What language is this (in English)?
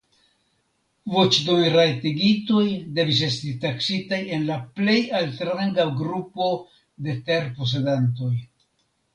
Esperanto